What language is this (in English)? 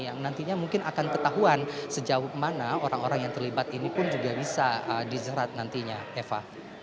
Indonesian